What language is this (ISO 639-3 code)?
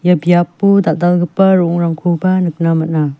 grt